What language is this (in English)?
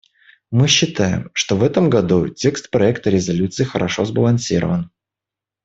Russian